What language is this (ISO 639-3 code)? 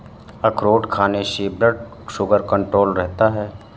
hin